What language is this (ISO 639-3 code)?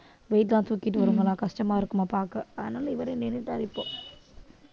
tam